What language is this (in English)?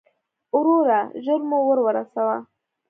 Pashto